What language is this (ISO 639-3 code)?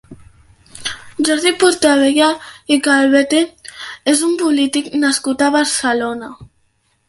cat